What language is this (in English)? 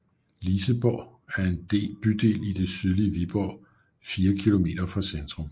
Danish